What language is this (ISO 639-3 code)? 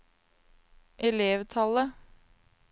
nor